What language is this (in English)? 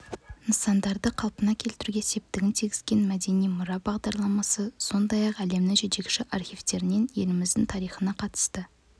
Kazakh